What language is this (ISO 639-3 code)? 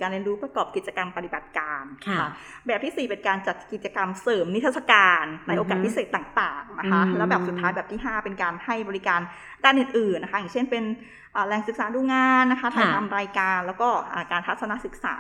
tha